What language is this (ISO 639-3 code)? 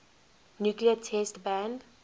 eng